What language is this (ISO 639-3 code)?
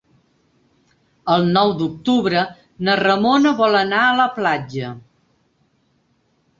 cat